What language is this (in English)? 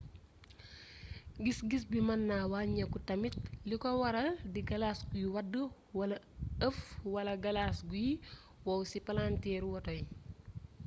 Wolof